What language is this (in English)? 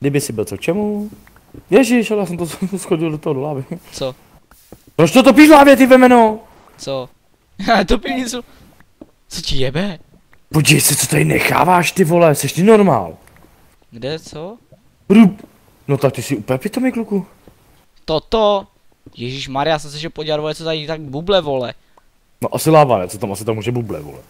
Czech